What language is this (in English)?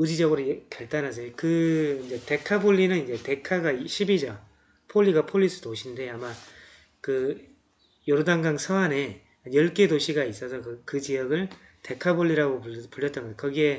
Korean